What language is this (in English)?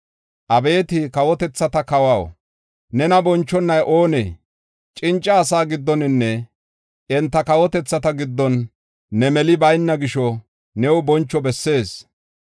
Gofa